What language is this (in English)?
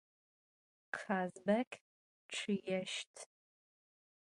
Adyghe